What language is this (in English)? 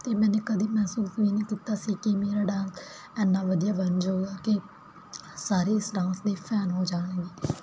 Punjabi